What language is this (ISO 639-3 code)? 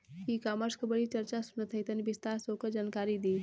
bho